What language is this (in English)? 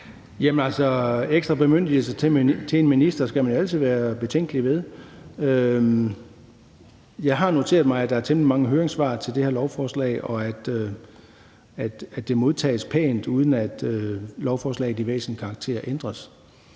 Danish